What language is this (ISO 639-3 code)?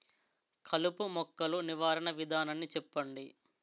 tel